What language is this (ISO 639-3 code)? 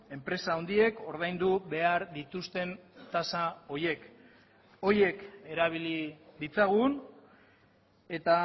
eus